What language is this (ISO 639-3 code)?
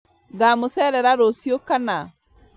kik